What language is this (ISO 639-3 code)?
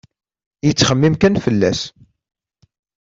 kab